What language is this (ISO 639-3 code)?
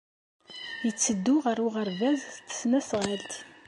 kab